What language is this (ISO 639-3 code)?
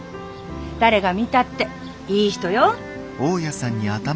jpn